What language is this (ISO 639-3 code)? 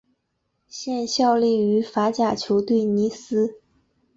zho